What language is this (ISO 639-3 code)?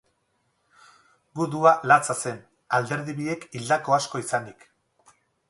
eus